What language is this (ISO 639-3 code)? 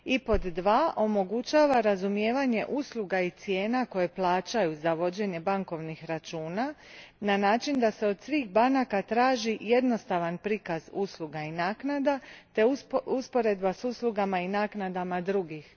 hrv